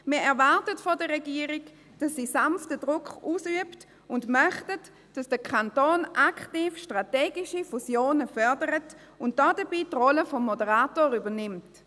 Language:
Swiss German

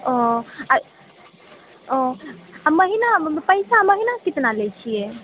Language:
Maithili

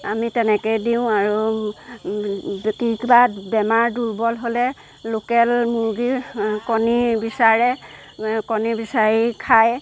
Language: Assamese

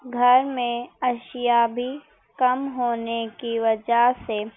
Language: Urdu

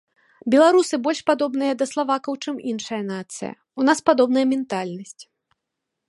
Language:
Belarusian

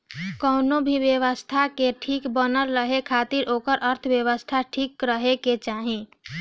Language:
Bhojpuri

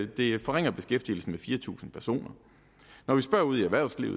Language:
Danish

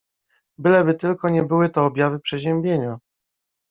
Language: Polish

